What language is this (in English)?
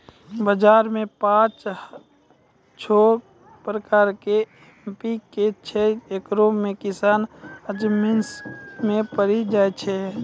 Maithili